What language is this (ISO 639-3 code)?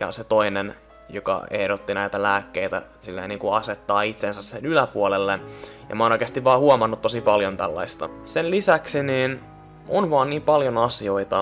fin